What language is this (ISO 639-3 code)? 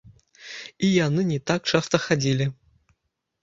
bel